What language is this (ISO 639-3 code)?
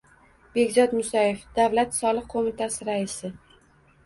uzb